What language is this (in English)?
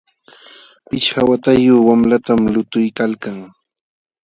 Jauja Wanca Quechua